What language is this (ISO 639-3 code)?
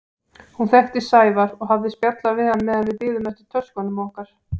isl